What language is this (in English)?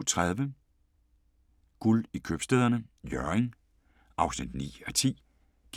Danish